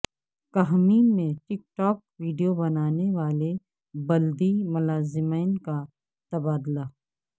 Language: Urdu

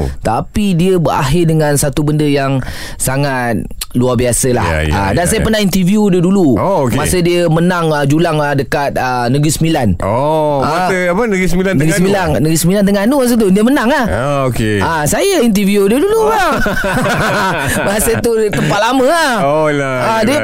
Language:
Malay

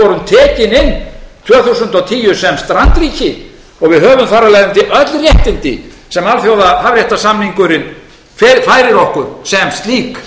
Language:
Icelandic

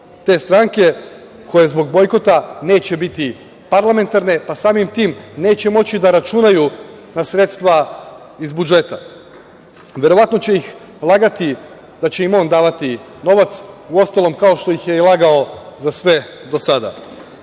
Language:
Serbian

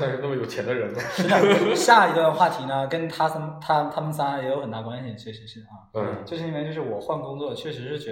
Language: Chinese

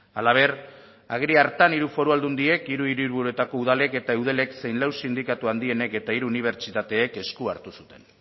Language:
Basque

